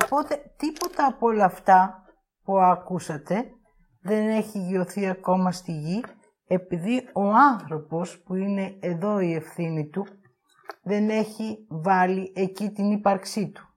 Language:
Greek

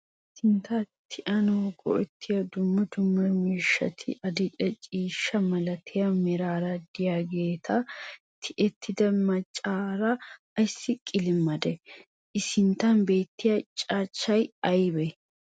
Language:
Wolaytta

